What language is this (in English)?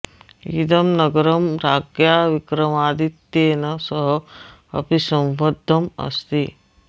Sanskrit